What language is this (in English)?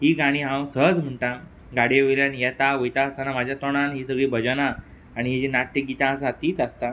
Konkani